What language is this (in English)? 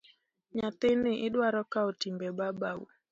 Luo (Kenya and Tanzania)